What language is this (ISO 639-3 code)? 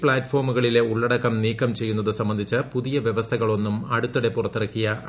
mal